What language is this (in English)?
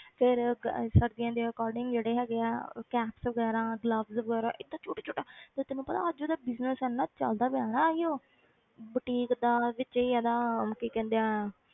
Punjabi